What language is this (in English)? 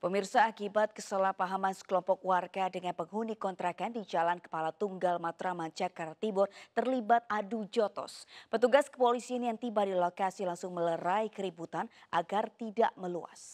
Indonesian